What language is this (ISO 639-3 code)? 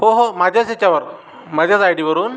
mar